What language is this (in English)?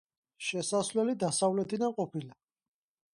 Georgian